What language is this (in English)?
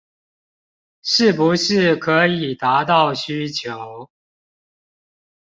Chinese